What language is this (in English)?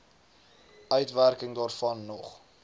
Afrikaans